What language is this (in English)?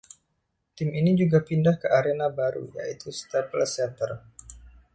Indonesian